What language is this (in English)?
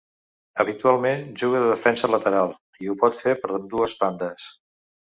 Catalan